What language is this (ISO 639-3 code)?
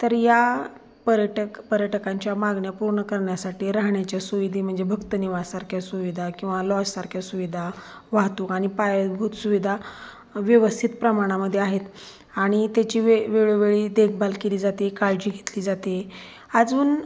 mar